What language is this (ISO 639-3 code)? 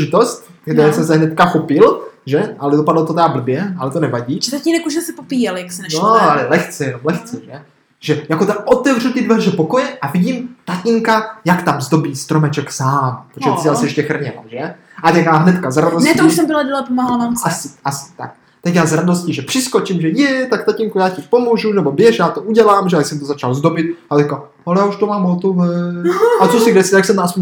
ces